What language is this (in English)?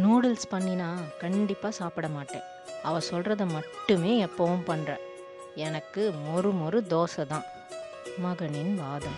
Tamil